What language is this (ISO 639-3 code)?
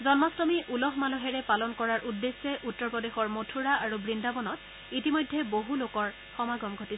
asm